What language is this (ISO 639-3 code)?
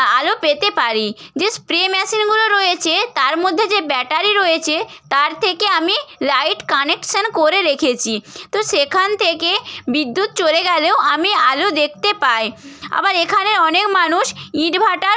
ben